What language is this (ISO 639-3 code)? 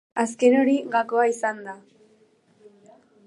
eus